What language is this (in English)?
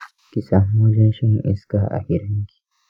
Hausa